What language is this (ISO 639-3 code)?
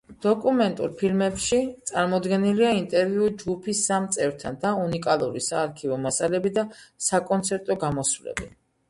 kat